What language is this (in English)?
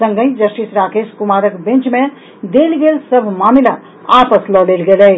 Maithili